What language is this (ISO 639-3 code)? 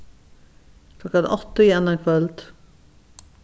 fao